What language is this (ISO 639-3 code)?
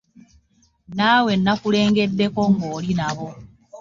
lug